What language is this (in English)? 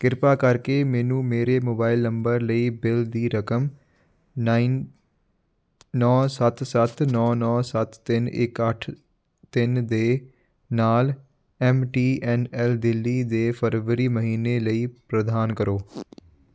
Punjabi